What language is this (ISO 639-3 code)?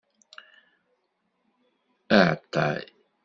kab